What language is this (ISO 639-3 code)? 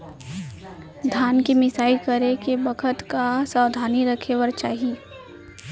hne